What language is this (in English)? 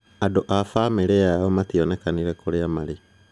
Kikuyu